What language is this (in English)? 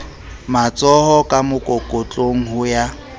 Southern Sotho